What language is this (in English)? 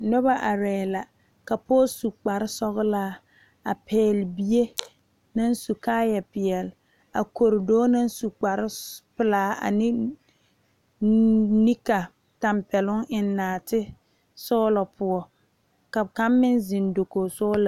Southern Dagaare